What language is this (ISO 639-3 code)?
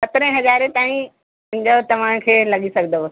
snd